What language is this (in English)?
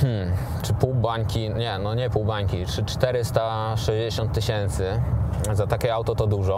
Polish